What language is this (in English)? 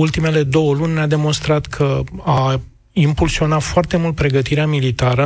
Romanian